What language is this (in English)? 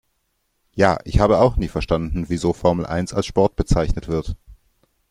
German